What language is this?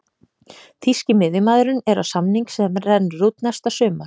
Icelandic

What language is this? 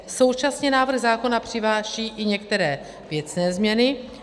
Czech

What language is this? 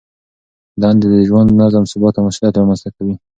Pashto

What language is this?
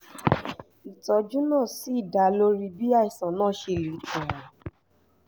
Yoruba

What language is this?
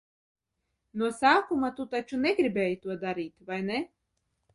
Latvian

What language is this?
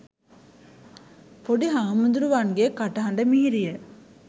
Sinhala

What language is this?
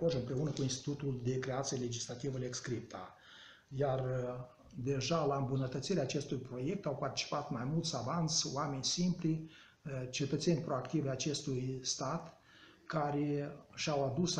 Romanian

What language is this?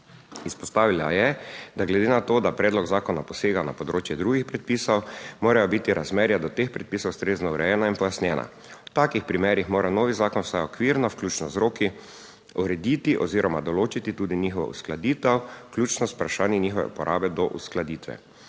Slovenian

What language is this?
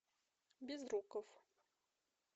Russian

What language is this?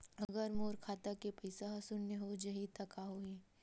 Chhattisgarhi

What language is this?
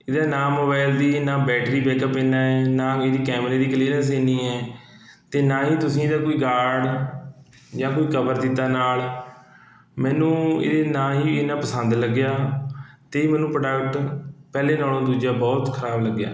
Punjabi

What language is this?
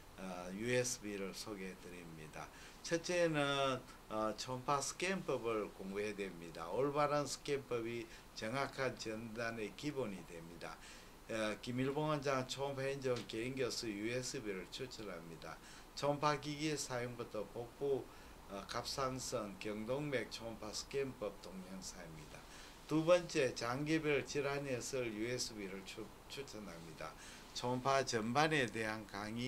Korean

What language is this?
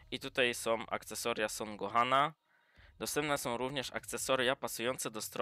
Polish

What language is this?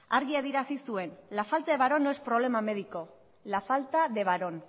Spanish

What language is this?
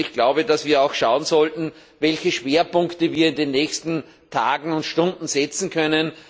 German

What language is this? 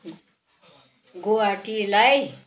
Nepali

